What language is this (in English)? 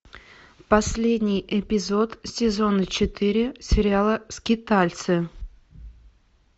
Russian